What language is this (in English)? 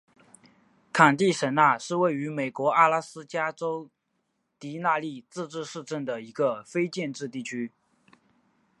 Chinese